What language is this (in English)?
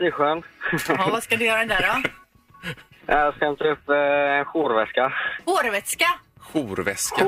Swedish